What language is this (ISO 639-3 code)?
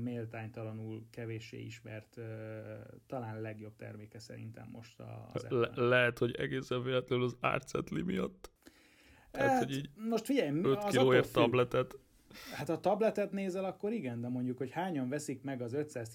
hun